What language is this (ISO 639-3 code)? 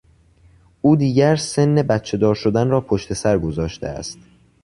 fas